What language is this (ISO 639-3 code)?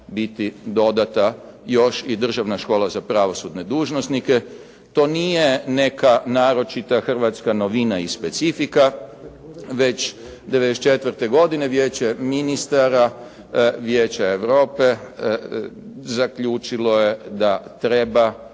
hrv